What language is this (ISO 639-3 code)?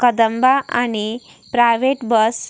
kok